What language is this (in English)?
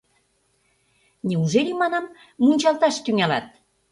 Mari